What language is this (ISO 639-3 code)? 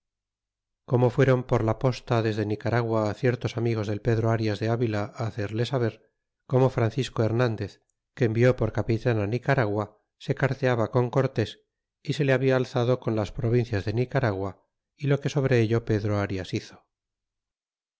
spa